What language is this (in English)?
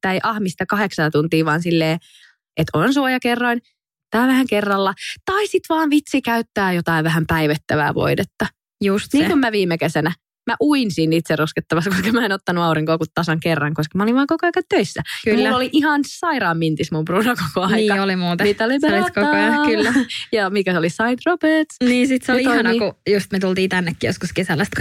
Finnish